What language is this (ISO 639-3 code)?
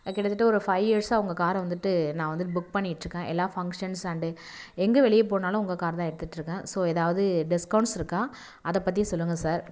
tam